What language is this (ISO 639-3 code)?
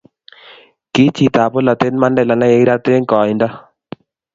kln